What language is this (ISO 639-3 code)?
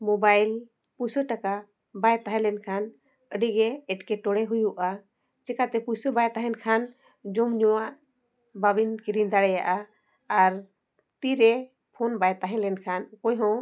sat